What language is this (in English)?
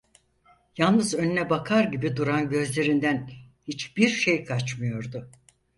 Turkish